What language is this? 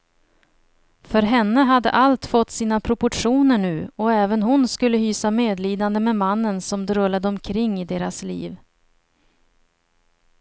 Swedish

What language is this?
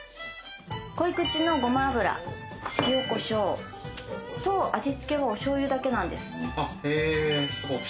Japanese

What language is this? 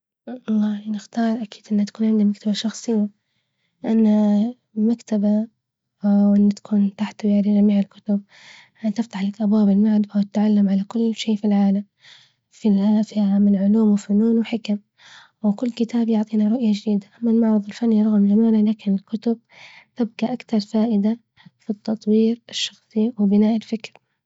Libyan Arabic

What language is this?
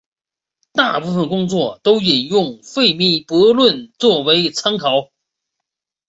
Chinese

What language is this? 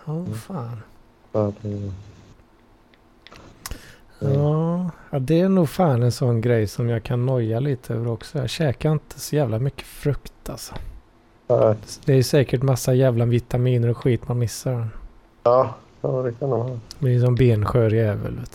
Swedish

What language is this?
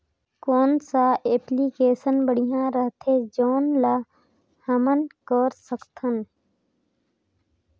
Chhattisgarhi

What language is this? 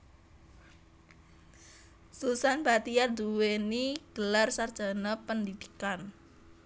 Javanese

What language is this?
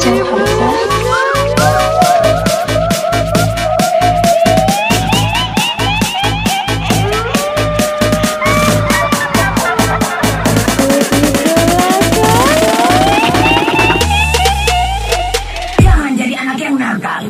Indonesian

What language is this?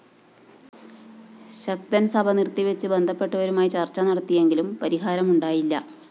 Malayalam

